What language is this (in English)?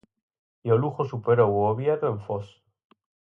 Galician